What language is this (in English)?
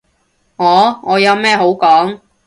Cantonese